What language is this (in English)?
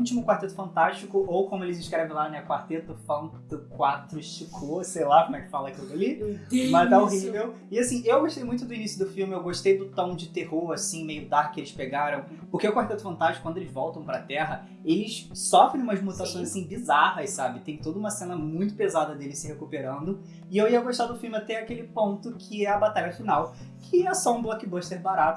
Portuguese